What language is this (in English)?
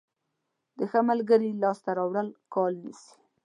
Pashto